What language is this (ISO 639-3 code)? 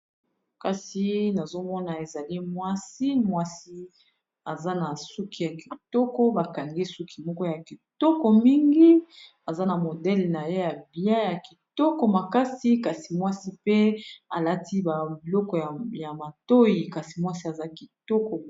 lin